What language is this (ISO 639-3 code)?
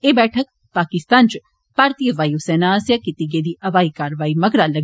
doi